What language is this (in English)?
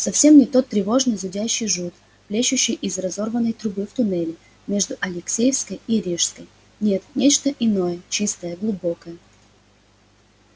Russian